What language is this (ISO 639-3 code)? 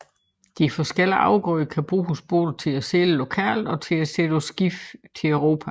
dan